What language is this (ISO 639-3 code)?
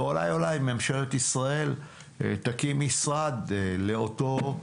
heb